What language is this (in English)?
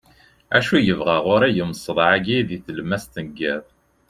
Kabyle